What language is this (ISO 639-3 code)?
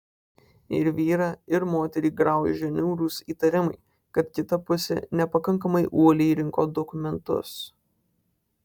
lit